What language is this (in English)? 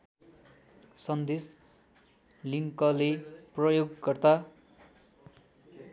Nepali